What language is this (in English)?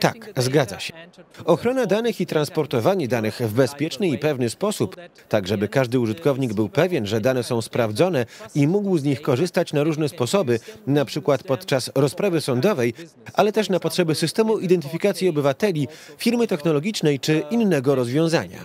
Polish